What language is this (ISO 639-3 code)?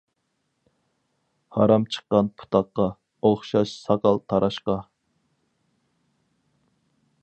uig